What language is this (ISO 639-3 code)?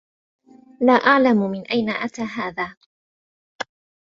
ara